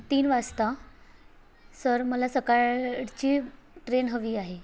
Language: Marathi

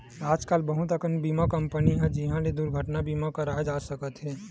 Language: Chhattisgarhi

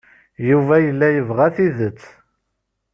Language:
Kabyle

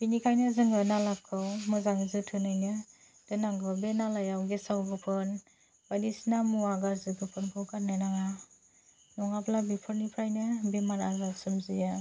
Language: Bodo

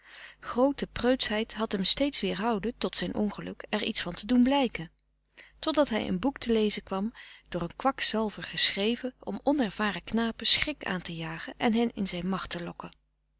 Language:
Dutch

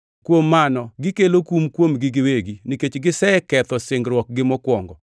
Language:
Luo (Kenya and Tanzania)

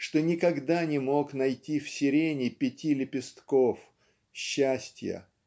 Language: Russian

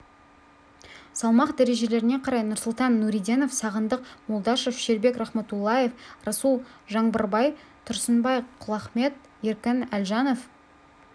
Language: Kazakh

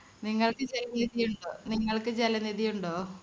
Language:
Malayalam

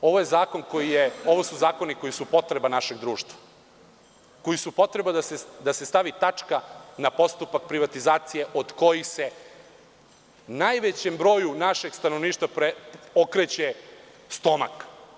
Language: Serbian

